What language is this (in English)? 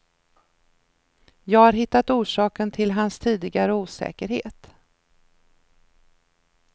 Swedish